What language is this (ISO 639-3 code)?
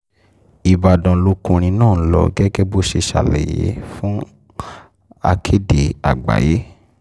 yor